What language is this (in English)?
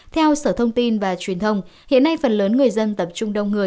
Vietnamese